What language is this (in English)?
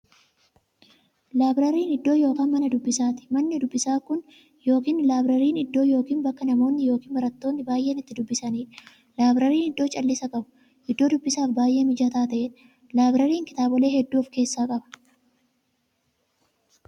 Oromo